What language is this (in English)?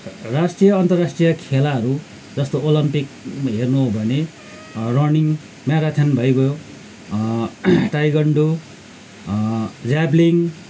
Nepali